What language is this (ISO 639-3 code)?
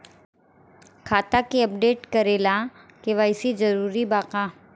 bho